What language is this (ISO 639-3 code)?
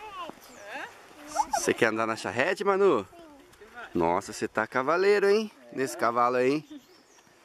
por